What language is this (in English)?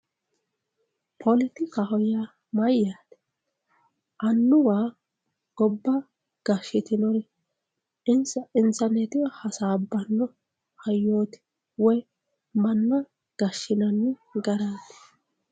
Sidamo